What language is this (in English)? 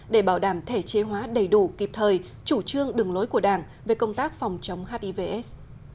Vietnamese